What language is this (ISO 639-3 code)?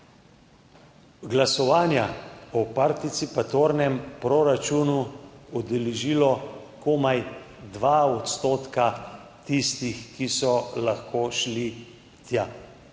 slv